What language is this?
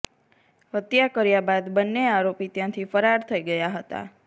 Gujarati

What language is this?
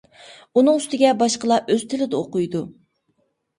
Uyghur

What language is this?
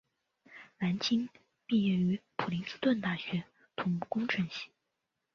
Chinese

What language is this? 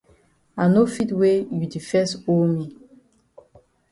Cameroon Pidgin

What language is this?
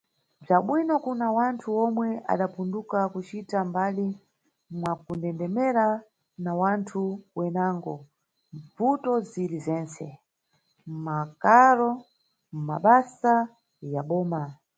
Nyungwe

